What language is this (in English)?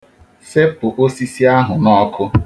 Igbo